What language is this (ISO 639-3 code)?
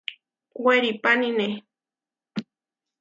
var